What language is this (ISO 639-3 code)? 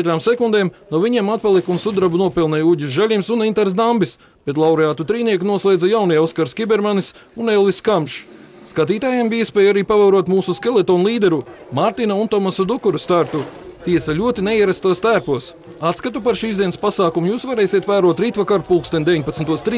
lav